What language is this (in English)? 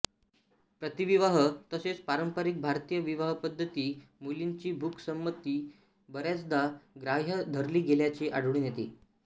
Marathi